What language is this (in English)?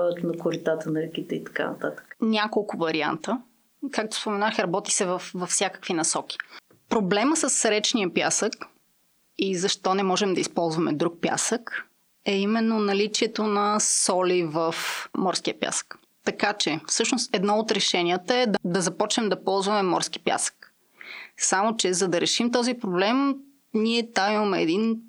Bulgarian